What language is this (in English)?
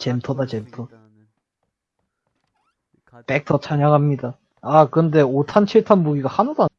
Korean